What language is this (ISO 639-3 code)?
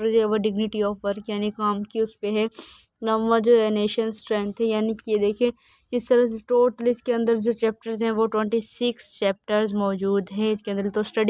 hin